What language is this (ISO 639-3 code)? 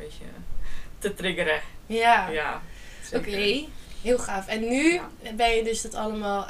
nld